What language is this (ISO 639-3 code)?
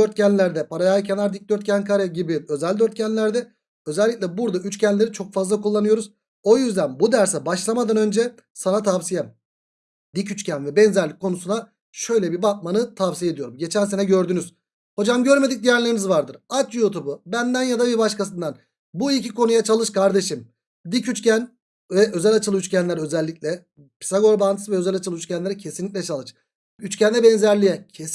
tur